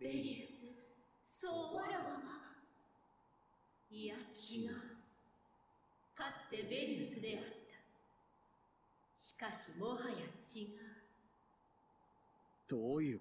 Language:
German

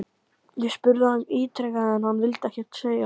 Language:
Icelandic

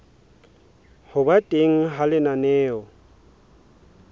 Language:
Southern Sotho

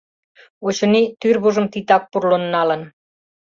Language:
Mari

